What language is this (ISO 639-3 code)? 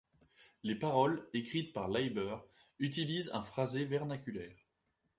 fra